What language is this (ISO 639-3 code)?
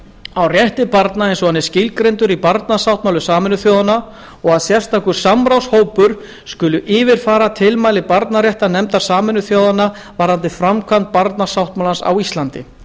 isl